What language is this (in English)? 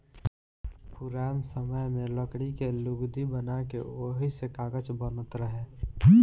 Bhojpuri